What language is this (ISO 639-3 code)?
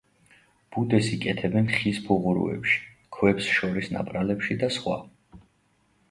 kat